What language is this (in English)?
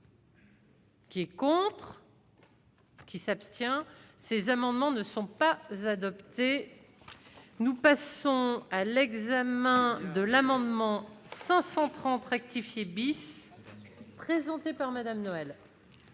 French